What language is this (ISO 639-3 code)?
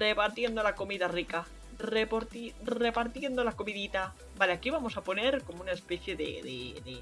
spa